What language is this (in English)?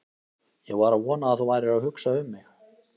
Icelandic